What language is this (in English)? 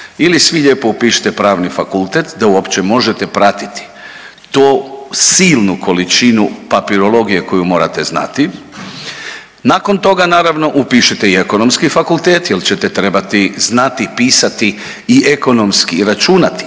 Croatian